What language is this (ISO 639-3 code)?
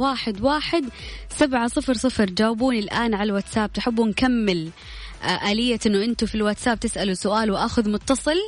ara